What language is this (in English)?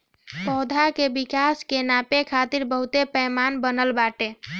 Bhojpuri